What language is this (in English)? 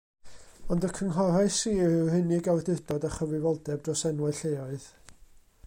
Welsh